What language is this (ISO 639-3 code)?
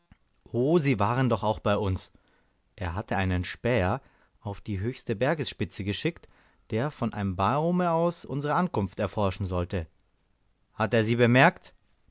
deu